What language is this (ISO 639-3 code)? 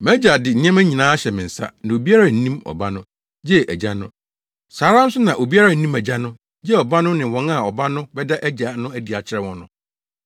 aka